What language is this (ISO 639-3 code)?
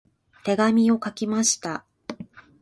jpn